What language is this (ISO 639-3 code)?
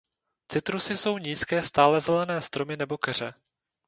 ces